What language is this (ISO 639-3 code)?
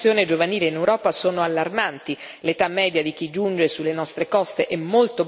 ita